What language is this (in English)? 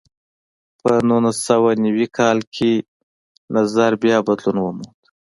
Pashto